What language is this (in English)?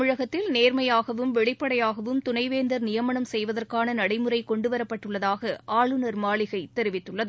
Tamil